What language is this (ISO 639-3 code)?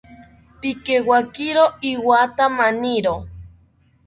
cpy